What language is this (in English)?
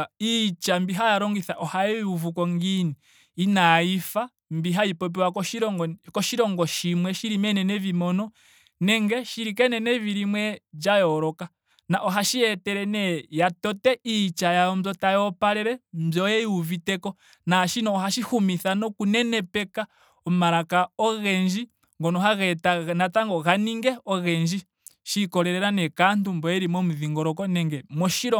Ndonga